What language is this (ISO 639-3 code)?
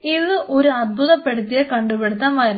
mal